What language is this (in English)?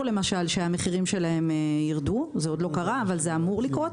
Hebrew